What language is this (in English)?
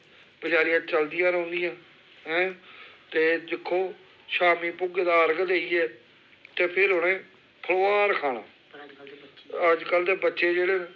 Dogri